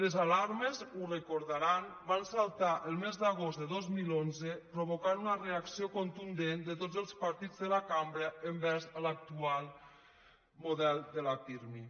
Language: Catalan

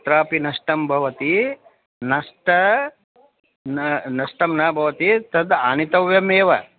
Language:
Sanskrit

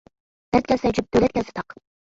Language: Uyghur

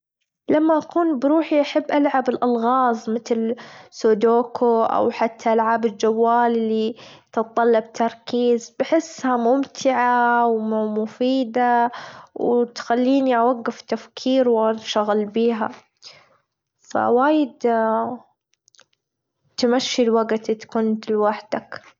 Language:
Gulf Arabic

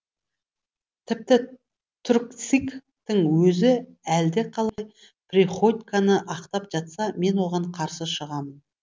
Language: Kazakh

